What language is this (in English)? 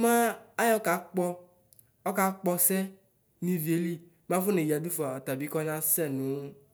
Ikposo